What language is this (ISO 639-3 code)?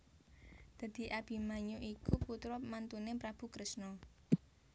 jav